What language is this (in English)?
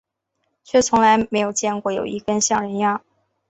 Chinese